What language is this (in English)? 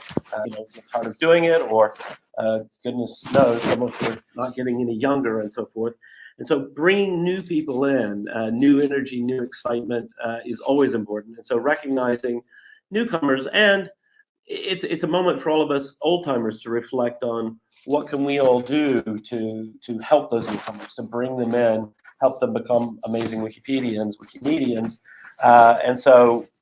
Indonesian